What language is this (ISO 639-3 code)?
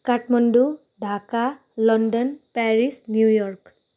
nep